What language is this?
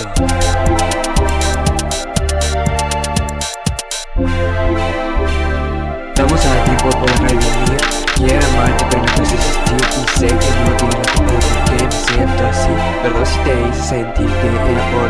Spanish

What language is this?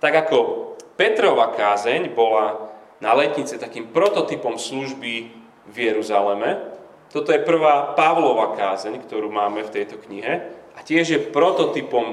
Slovak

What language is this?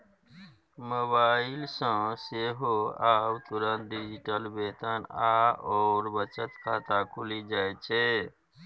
Maithili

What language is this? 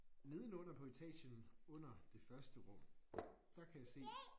Danish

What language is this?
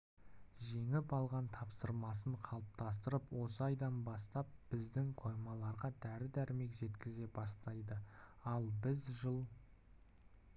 Kazakh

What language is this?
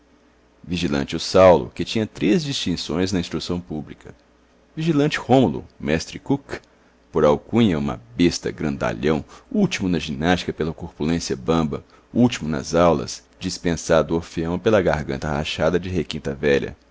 Portuguese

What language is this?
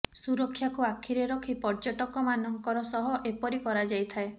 Odia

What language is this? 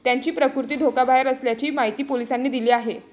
Marathi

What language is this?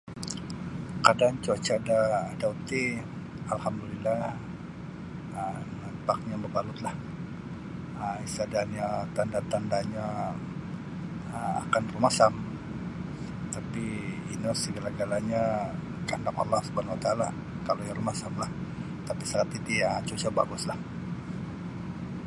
Sabah Bisaya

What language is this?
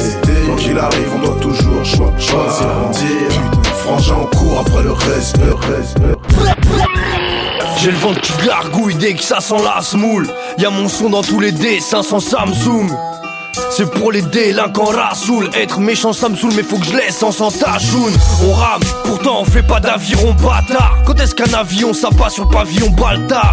French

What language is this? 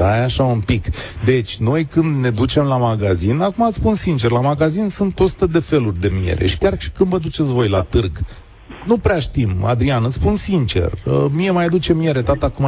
Romanian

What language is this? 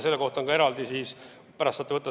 Estonian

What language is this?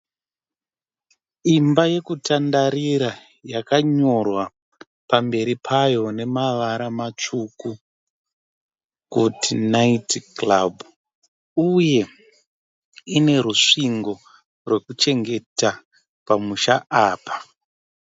Shona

